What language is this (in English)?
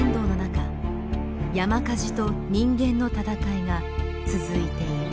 Japanese